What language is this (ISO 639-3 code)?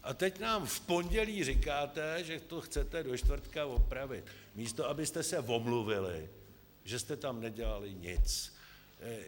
ces